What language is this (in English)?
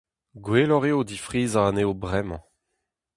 Breton